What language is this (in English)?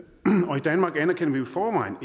Danish